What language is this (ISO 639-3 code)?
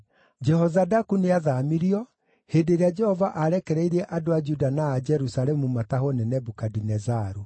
kik